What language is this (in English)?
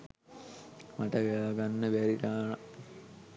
Sinhala